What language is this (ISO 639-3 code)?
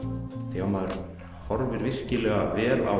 isl